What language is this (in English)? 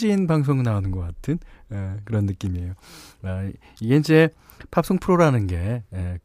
Korean